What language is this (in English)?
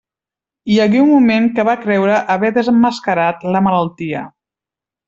Catalan